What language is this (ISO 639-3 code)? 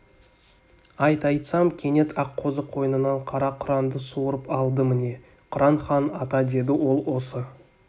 kaz